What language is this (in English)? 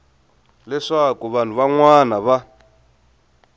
Tsonga